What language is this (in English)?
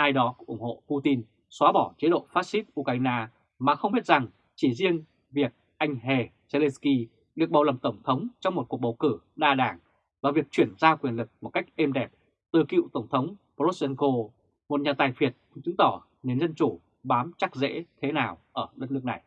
Vietnamese